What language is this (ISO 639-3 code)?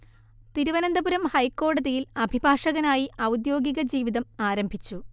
mal